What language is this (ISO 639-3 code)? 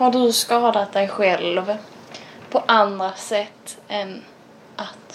swe